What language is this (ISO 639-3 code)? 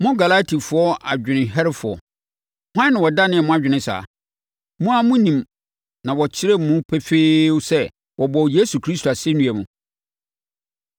aka